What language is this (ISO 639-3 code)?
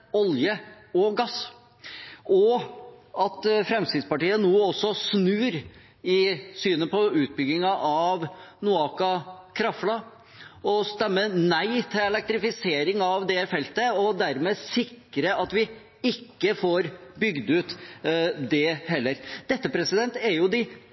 nob